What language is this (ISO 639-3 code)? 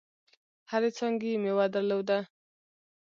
pus